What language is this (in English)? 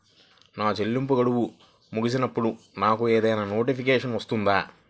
Telugu